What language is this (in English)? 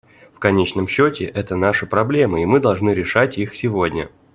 Russian